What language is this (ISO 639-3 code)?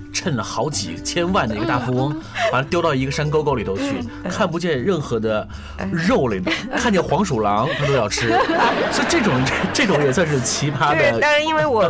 zho